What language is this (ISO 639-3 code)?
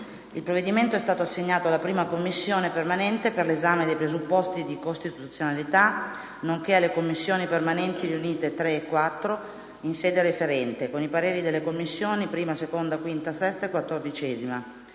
ita